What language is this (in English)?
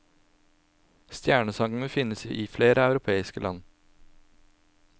Norwegian